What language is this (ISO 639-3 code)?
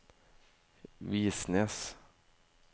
nor